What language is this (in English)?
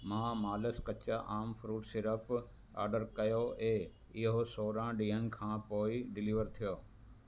Sindhi